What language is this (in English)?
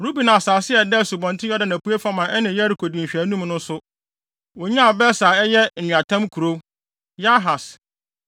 Akan